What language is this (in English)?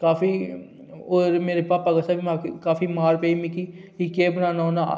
Dogri